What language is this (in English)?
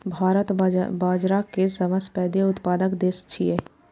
Maithili